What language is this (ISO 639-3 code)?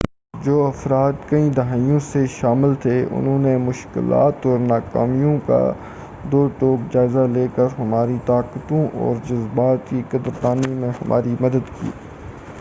urd